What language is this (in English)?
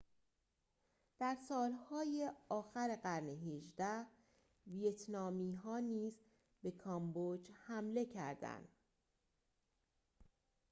Persian